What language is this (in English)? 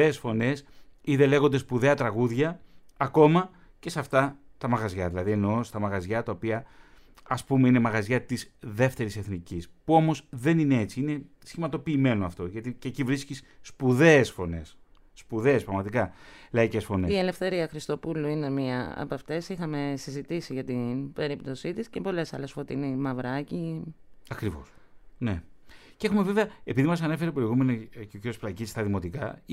Greek